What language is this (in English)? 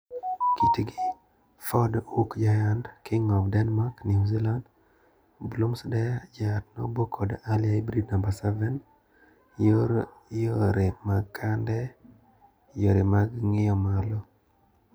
Luo (Kenya and Tanzania)